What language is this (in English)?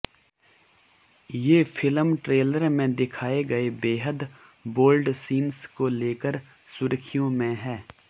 Hindi